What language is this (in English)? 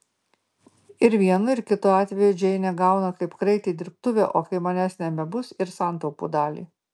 Lithuanian